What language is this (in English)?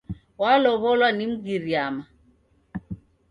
Taita